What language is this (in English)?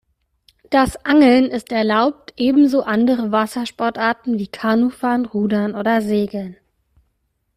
German